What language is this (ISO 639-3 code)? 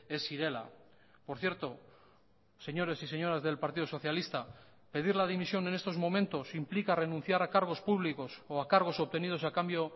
spa